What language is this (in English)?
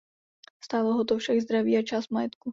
Czech